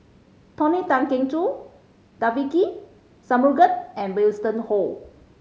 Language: English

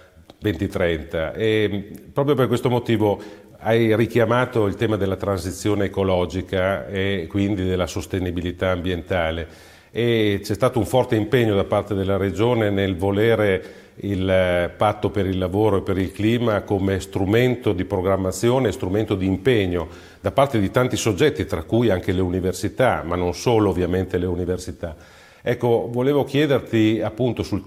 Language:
Italian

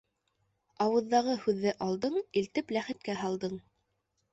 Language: Bashkir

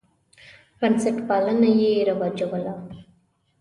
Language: Pashto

